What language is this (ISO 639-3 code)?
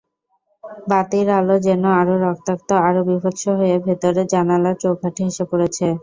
ben